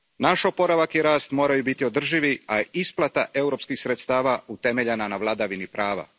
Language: Croatian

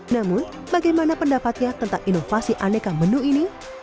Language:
Indonesian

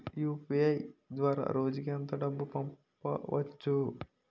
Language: Telugu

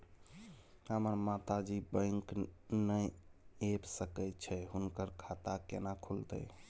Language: Maithili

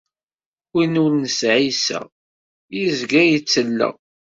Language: Kabyle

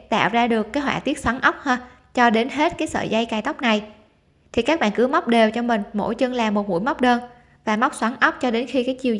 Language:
Vietnamese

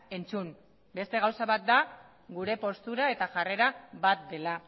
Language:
Basque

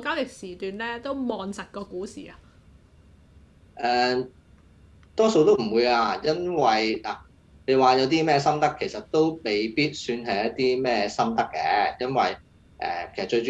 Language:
Chinese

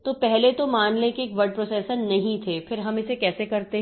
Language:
Hindi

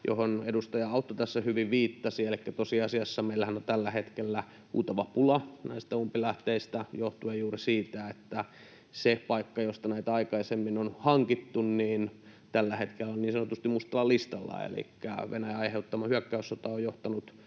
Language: Finnish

